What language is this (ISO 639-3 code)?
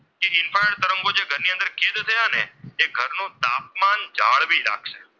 guj